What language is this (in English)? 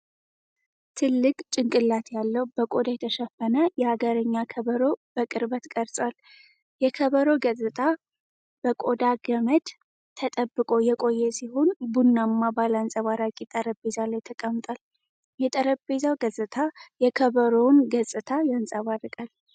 Amharic